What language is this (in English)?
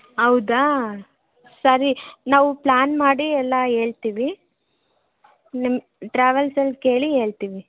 Kannada